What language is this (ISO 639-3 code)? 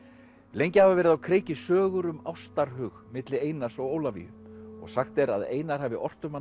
isl